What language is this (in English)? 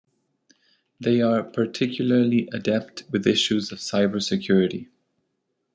English